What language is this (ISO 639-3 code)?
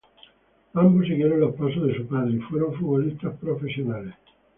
spa